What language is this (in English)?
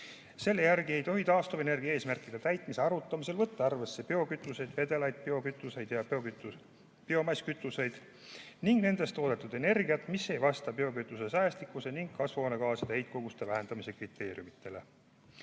Estonian